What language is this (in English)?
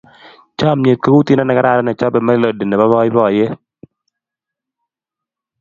Kalenjin